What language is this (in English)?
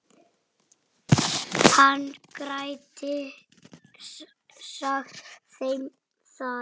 Icelandic